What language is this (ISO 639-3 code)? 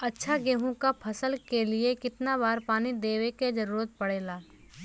bho